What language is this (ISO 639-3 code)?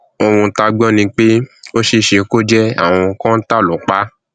yor